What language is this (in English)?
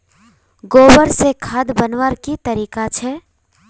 Magahi